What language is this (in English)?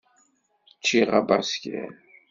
Kabyle